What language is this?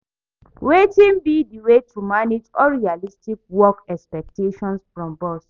Nigerian Pidgin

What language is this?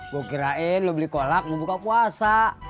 Indonesian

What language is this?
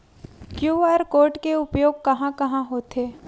Chhattisgarhi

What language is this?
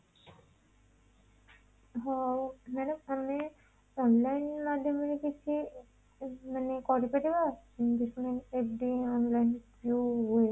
Odia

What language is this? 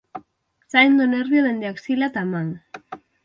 Galician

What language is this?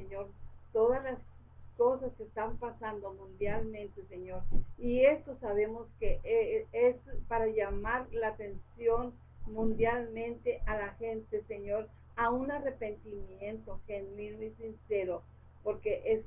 Spanish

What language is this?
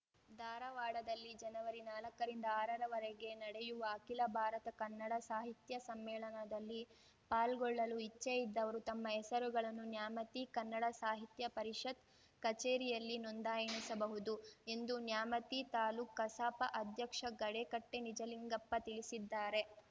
Kannada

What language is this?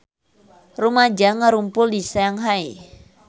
Sundanese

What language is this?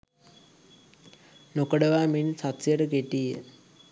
Sinhala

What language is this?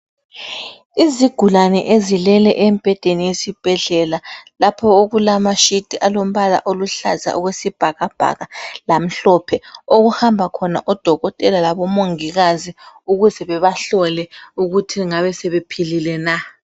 North Ndebele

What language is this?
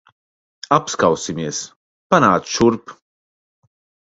Latvian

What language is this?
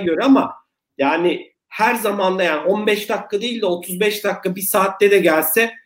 Turkish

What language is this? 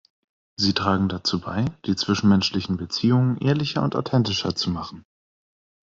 German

